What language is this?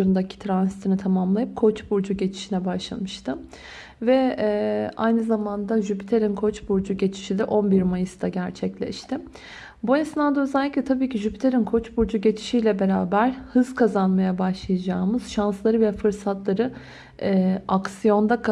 Turkish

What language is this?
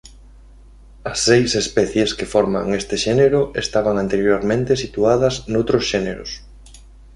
Galician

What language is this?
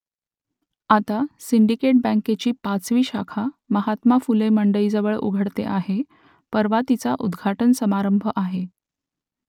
Marathi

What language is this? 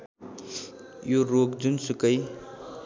Nepali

